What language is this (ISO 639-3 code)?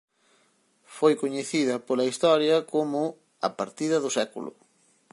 glg